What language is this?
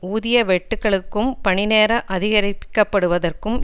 Tamil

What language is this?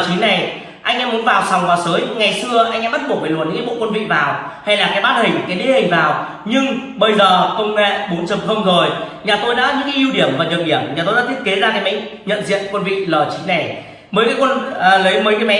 Vietnamese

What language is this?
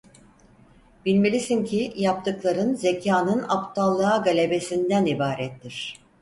Turkish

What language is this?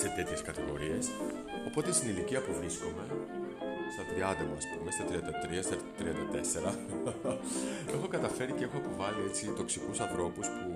Greek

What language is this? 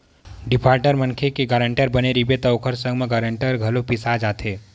Chhattisgarhi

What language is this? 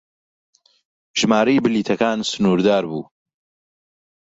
Central Kurdish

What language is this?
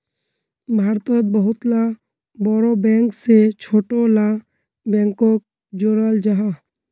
Magahi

